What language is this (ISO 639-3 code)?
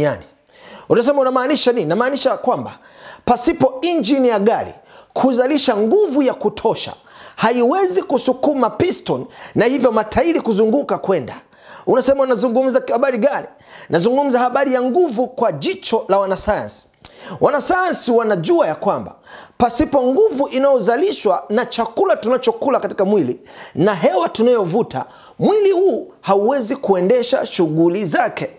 swa